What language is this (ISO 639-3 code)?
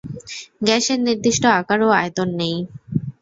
ben